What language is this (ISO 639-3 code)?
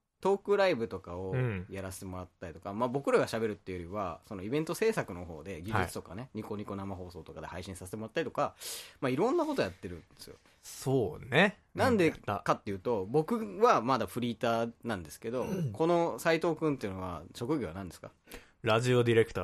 jpn